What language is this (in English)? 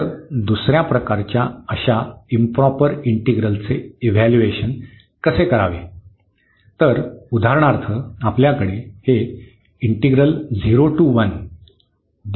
Marathi